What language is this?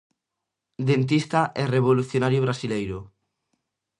Galician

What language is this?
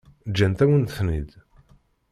Kabyle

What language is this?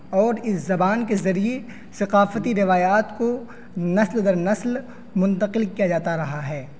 Urdu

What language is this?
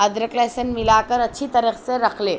Urdu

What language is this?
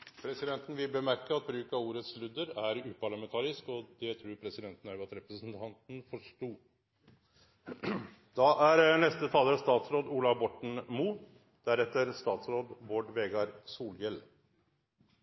Norwegian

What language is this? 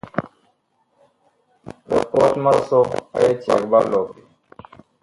Bakoko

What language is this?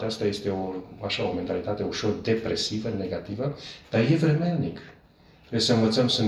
Romanian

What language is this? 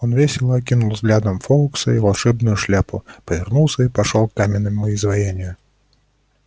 Russian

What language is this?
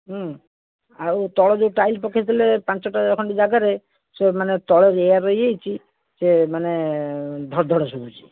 Odia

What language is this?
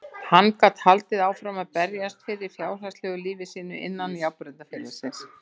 Icelandic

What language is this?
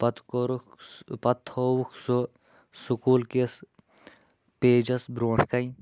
Kashmiri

